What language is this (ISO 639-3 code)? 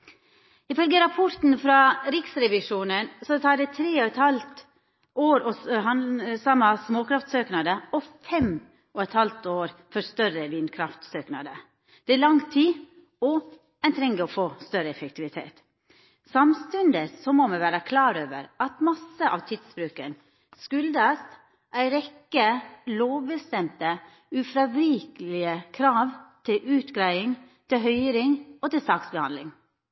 nno